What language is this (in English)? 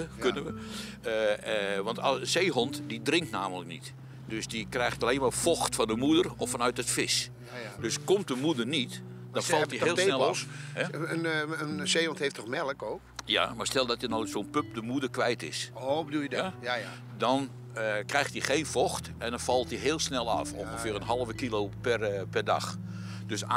Dutch